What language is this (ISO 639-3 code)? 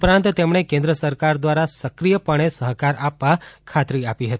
guj